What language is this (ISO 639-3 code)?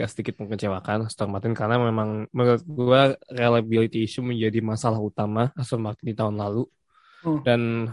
ind